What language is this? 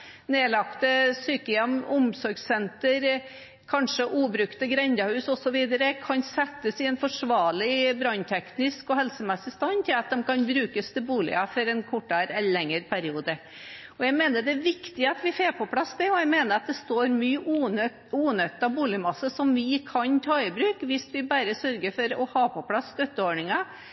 Norwegian Bokmål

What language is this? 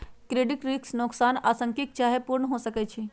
Magahi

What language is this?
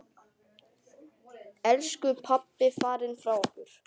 Icelandic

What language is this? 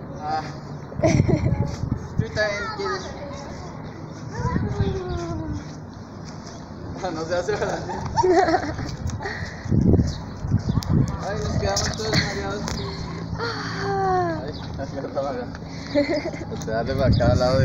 Spanish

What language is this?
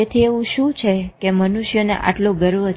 Gujarati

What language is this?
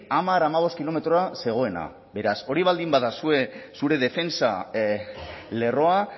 Basque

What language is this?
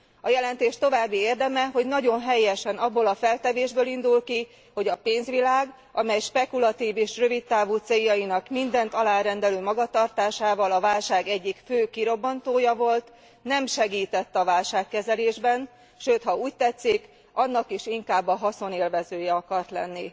Hungarian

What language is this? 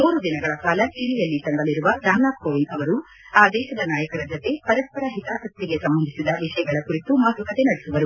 Kannada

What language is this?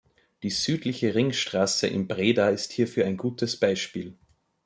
German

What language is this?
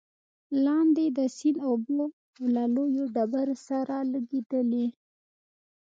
Pashto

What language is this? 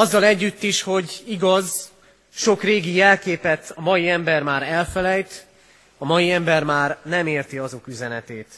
Hungarian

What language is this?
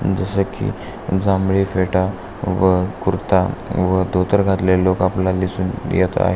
Marathi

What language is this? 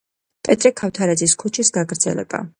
Georgian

